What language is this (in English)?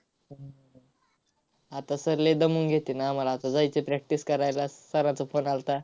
Marathi